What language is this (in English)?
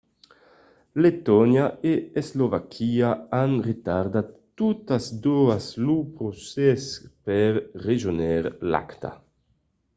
Occitan